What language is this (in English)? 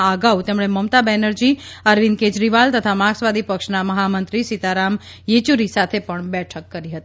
Gujarati